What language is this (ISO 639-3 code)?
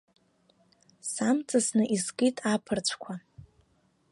abk